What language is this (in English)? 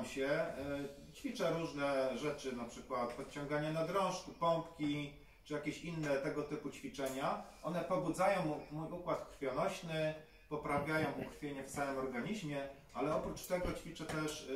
Polish